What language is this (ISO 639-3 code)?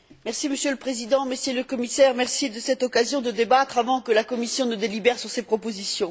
fra